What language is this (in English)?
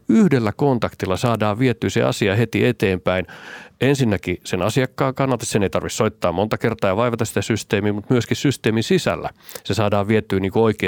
Finnish